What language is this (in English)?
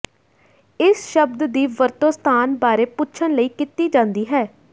Punjabi